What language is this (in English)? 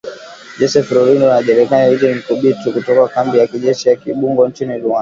Swahili